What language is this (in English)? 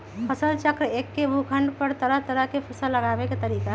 Magahi